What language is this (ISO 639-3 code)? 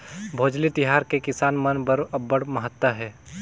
hne